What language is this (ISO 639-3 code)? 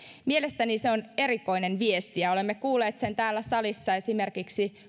fin